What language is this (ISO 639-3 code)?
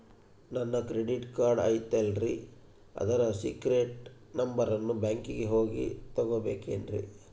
kan